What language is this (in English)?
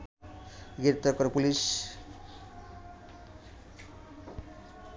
Bangla